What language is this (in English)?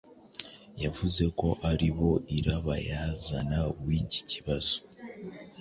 Kinyarwanda